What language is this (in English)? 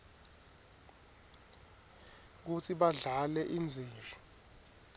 Swati